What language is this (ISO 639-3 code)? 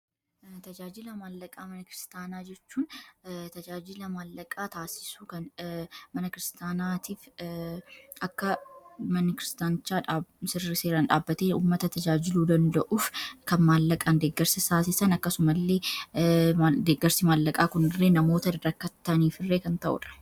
orm